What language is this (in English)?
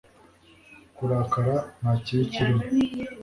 Kinyarwanda